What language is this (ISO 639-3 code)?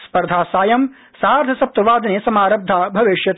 san